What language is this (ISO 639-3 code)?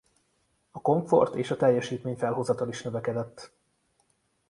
hun